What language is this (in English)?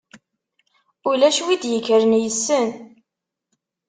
Kabyle